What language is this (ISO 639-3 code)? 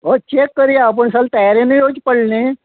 kok